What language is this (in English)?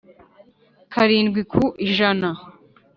Kinyarwanda